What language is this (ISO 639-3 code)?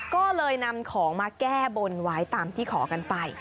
tha